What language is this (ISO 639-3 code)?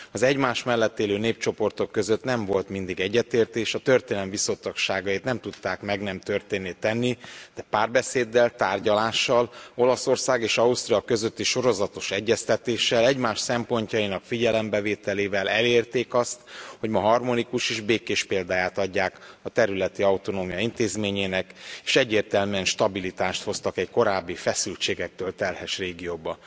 hun